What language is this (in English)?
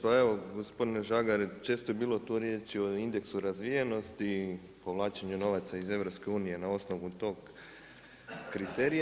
Croatian